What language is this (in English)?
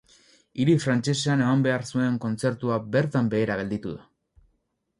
Basque